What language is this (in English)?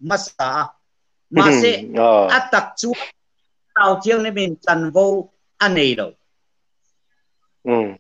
Thai